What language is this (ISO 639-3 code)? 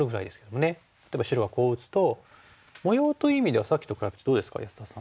jpn